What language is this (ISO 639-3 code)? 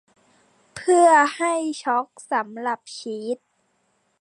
tha